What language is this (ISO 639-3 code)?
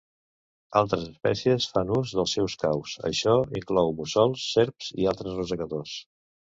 cat